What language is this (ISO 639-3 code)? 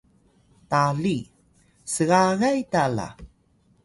tay